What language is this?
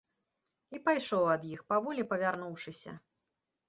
Belarusian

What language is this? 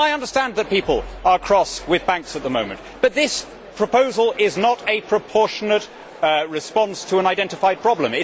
English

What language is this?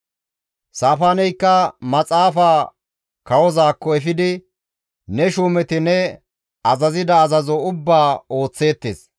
Gamo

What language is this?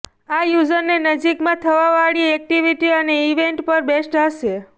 Gujarati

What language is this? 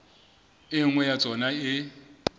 Southern Sotho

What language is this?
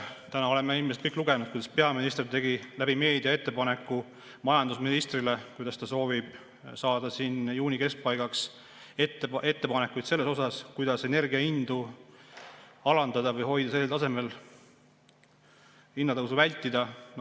Estonian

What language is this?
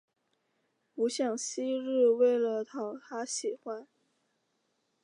Chinese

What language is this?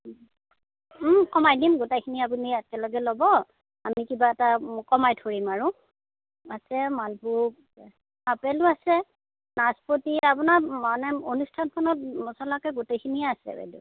Assamese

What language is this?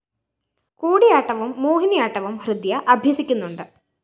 Malayalam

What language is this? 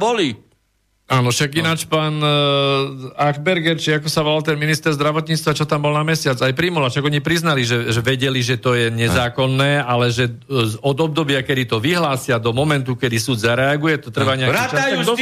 Slovak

